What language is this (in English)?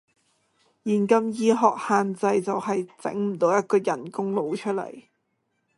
Cantonese